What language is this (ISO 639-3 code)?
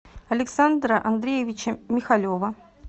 rus